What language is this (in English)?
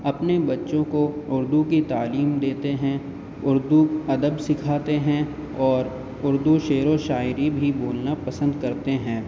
Urdu